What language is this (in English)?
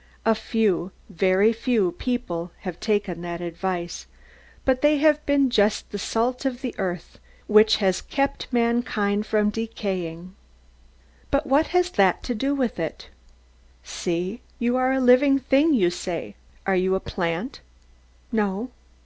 English